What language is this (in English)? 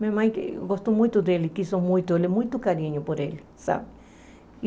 Portuguese